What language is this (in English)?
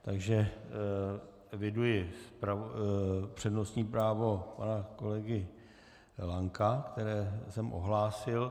Czech